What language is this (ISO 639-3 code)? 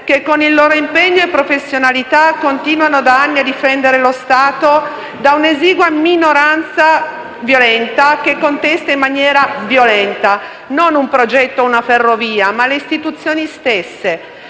ita